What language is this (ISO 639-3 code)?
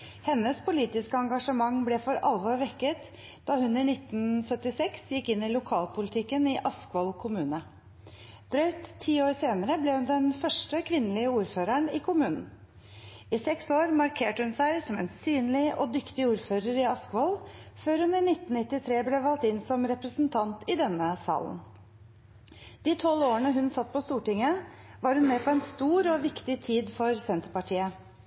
nob